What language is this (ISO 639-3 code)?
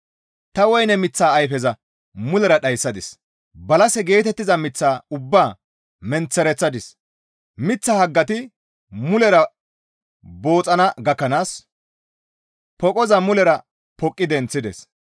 gmv